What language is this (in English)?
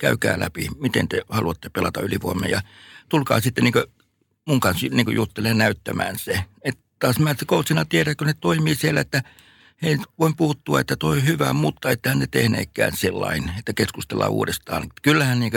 Finnish